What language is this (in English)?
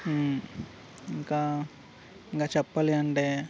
Telugu